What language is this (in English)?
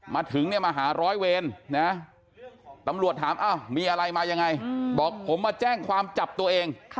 Thai